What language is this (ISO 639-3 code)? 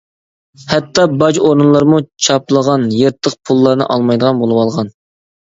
uig